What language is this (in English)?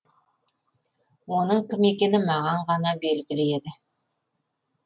Kazakh